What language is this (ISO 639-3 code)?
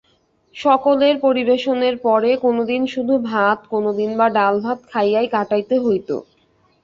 ben